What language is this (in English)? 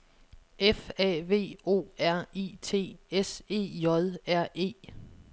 Danish